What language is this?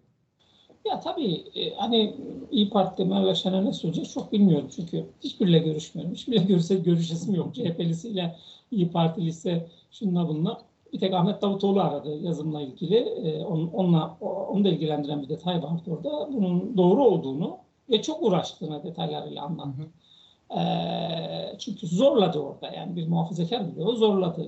Turkish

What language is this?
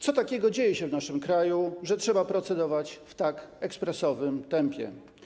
Polish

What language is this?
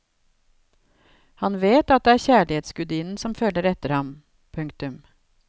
Norwegian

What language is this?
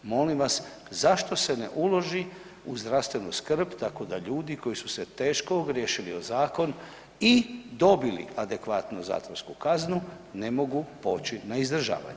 Croatian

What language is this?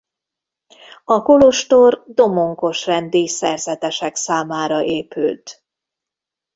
Hungarian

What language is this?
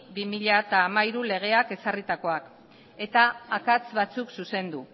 Basque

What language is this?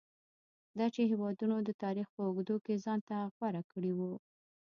Pashto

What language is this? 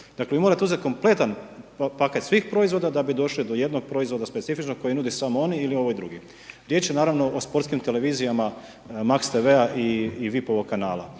Croatian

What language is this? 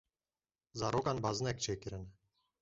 Kurdish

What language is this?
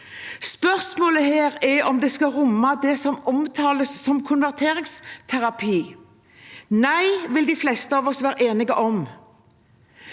Norwegian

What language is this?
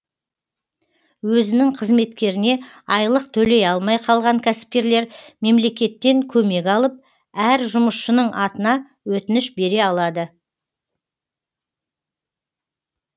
Kazakh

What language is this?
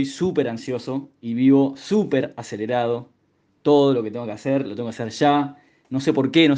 Spanish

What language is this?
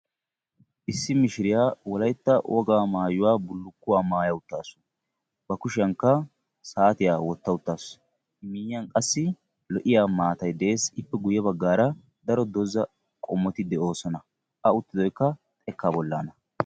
Wolaytta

